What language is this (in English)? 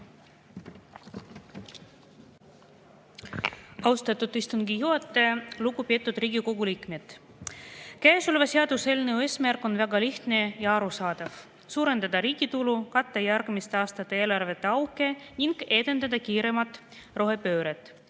Estonian